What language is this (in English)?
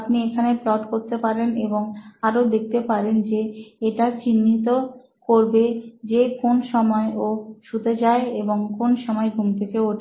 Bangla